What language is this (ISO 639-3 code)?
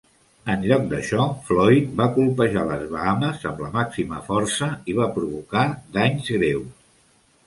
cat